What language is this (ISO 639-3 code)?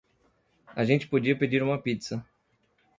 por